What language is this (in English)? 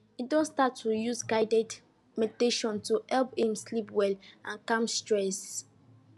Nigerian Pidgin